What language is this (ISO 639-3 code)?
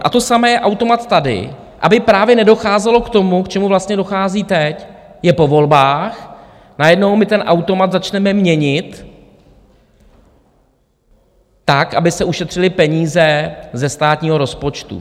ces